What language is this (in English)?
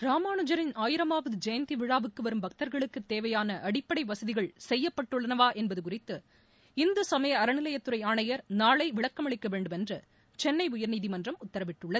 Tamil